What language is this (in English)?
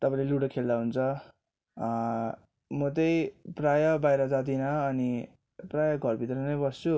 Nepali